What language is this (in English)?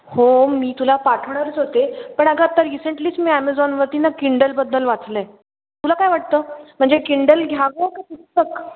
Marathi